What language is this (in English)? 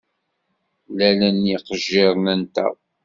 Kabyle